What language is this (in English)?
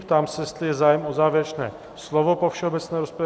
Czech